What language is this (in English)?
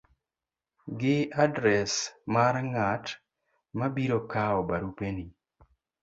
Luo (Kenya and Tanzania)